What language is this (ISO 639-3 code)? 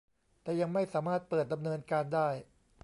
tha